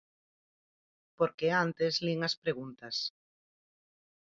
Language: Galician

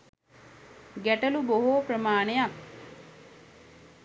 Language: Sinhala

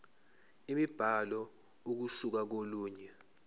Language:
Zulu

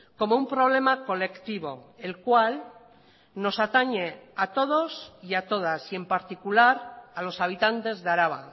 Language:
Spanish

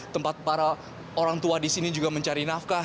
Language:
Indonesian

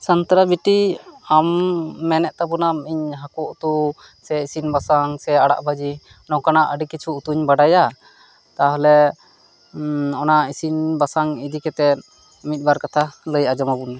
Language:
Santali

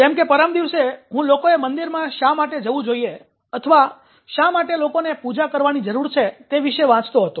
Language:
Gujarati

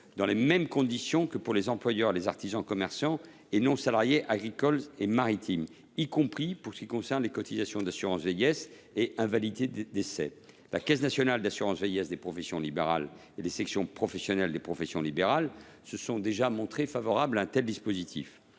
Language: French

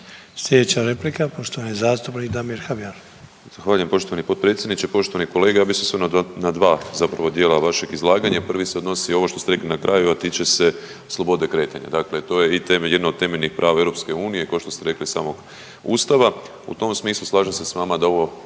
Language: Croatian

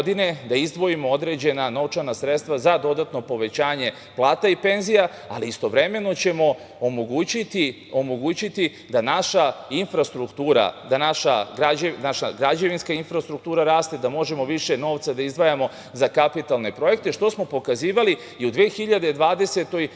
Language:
Serbian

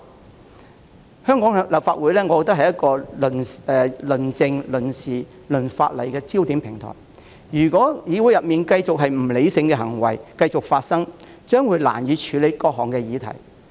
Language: Cantonese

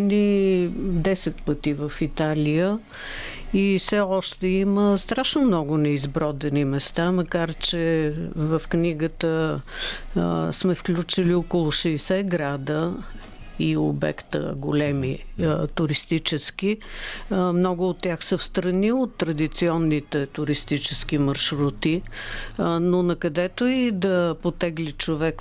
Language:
Bulgarian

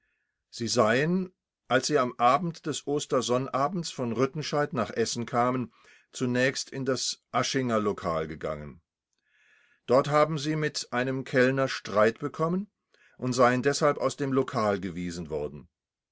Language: German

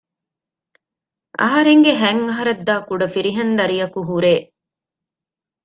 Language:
Divehi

